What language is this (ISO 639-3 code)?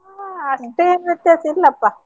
kan